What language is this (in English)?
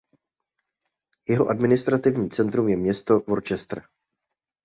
Czech